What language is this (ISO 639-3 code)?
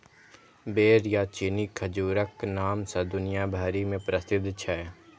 mai